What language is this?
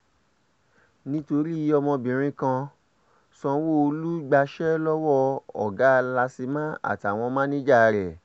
Yoruba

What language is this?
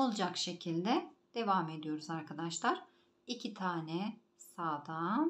Turkish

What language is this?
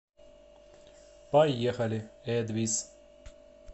Russian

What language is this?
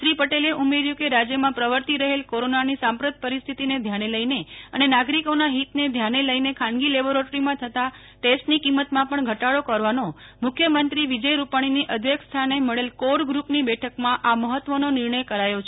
Gujarati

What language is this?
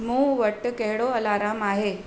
Sindhi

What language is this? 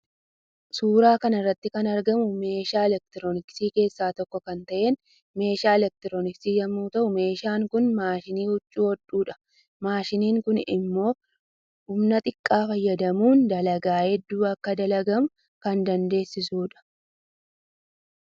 Oromo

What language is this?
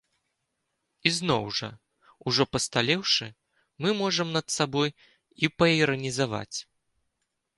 Belarusian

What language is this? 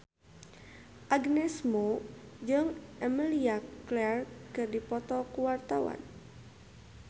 Sundanese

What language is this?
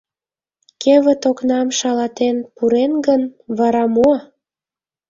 Mari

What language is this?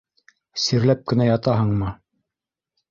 Bashkir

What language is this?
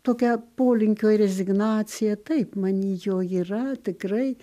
Lithuanian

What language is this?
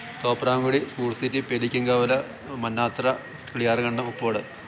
Malayalam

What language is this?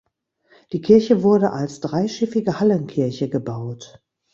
German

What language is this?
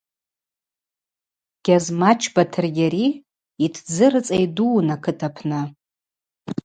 Abaza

